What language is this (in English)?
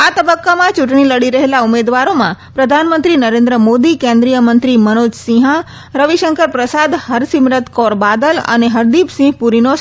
Gujarati